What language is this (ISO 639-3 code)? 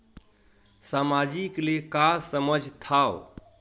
hne